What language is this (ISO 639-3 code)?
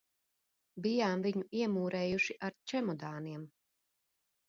lav